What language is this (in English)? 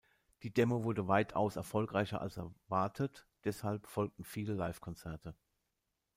German